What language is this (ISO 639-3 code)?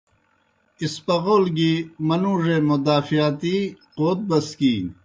plk